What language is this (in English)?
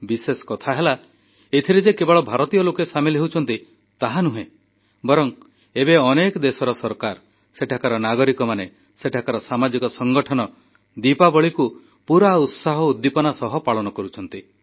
Odia